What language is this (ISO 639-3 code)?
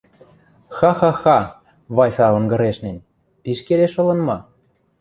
mrj